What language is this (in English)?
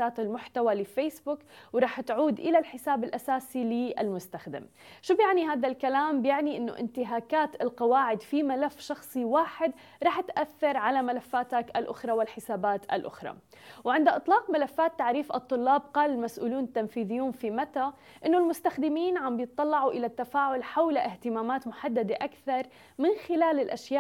Arabic